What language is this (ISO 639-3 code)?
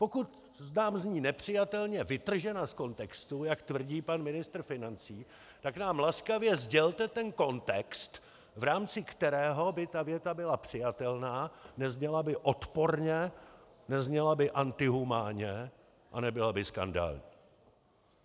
ces